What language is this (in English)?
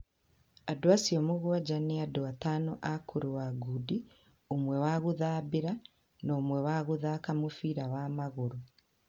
Kikuyu